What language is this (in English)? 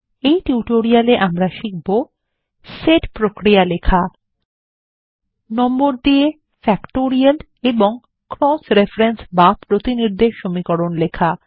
Bangla